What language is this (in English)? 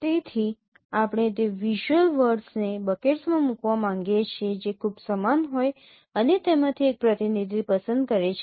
Gujarati